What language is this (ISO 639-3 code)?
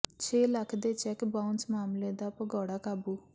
pan